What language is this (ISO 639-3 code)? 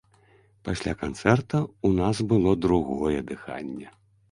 bel